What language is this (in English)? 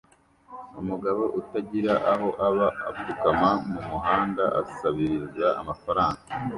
Kinyarwanda